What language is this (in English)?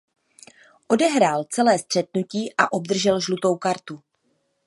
Czech